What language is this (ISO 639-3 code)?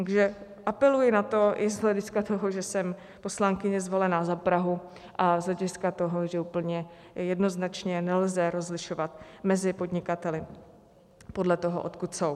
ces